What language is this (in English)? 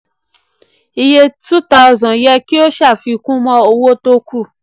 Yoruba